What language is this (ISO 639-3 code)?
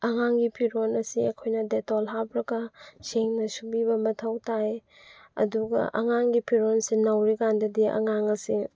mni